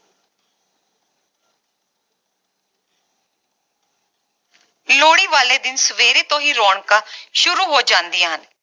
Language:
Punjabi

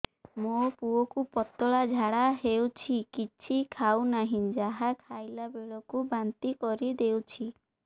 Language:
Odia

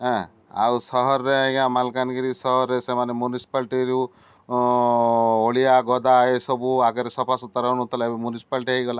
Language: Odia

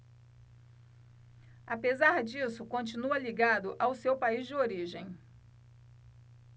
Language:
Portuguese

